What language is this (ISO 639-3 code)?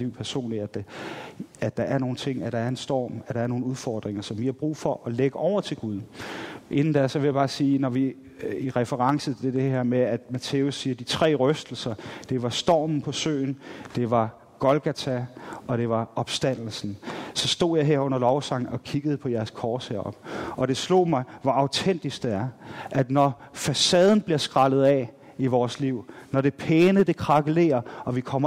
dan